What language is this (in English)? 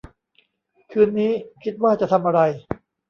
Thai